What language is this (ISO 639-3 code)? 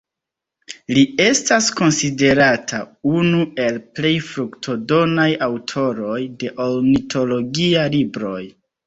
epo